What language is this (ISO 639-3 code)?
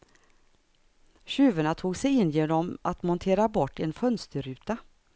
swe